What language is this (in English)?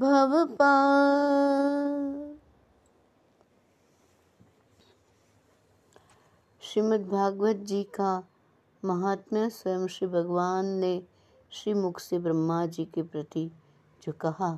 Hindi